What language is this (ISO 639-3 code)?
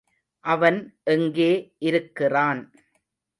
tam